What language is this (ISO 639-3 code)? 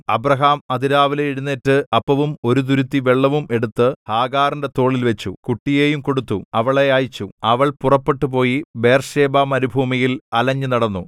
mal